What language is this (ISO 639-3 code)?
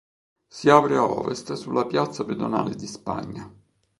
ita